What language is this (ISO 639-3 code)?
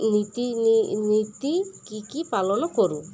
ori